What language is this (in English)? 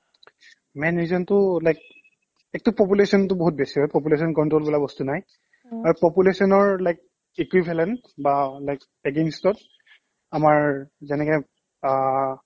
Assamese